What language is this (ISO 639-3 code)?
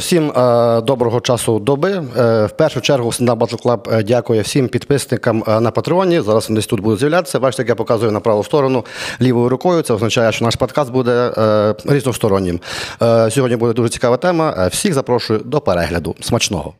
ukr